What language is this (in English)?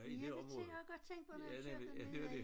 Danish